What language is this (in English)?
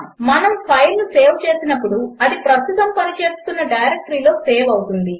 Telugu